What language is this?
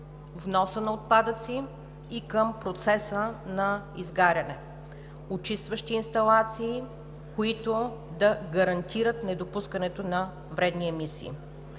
Bulgarian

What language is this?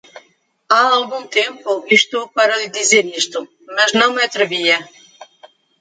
Portuguese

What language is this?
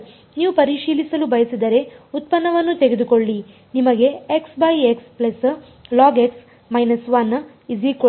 Kannada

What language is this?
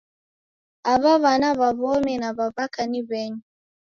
Taita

